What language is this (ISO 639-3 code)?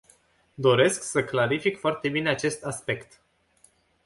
ron